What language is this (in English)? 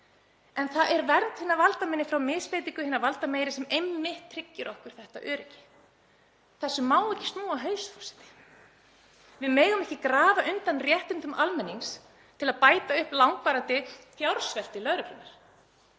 Icelandic